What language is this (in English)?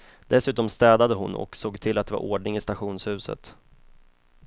Swedish